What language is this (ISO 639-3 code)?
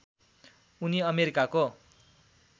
nep